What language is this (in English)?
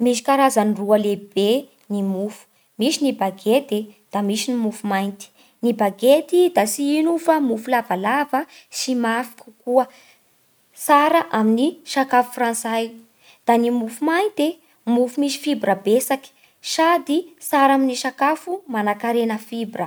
Bara Malagasy